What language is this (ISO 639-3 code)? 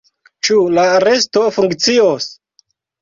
epo